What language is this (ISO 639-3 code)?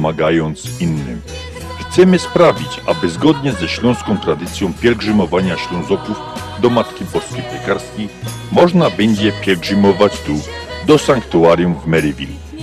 pol